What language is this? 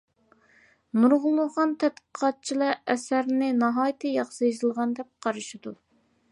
Uyghur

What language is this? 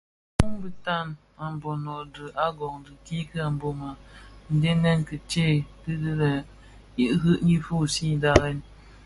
Bafia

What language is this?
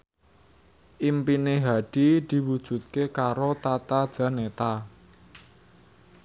Javanese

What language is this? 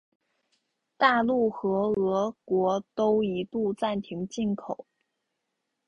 Chinese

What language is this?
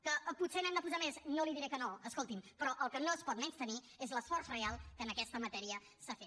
Catalan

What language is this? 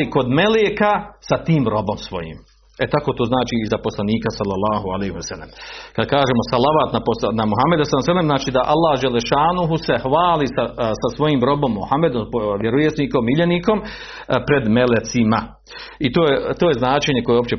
Croatian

